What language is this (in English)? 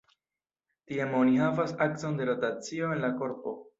Esperanto